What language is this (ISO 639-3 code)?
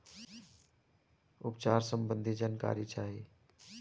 bho